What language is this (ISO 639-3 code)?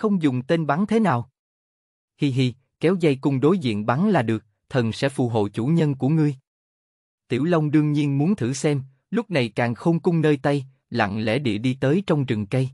vie